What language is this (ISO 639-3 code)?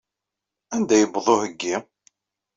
kab